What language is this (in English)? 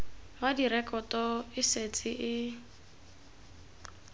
Tswana